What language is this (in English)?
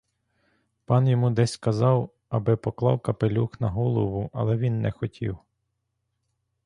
Ukrainian